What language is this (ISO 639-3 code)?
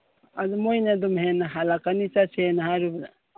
mni